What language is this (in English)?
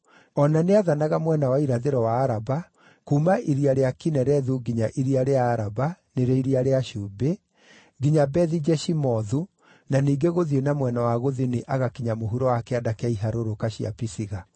Kikuyu